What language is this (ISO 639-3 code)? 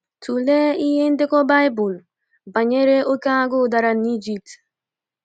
ibo